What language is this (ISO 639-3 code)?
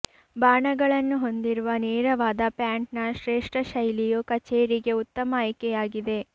kan